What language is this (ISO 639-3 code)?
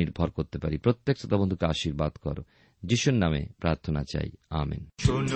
ben